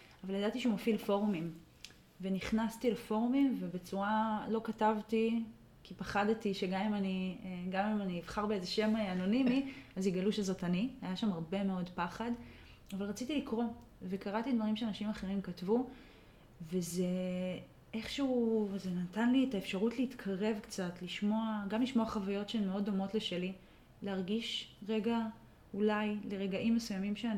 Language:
Hebrew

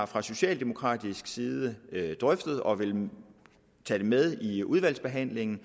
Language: Danish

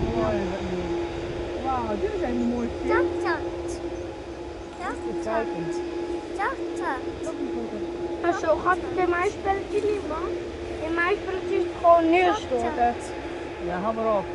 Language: Dutch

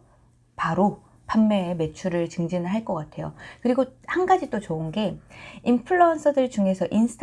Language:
Korean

